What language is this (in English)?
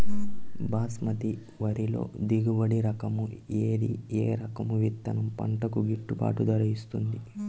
Telugu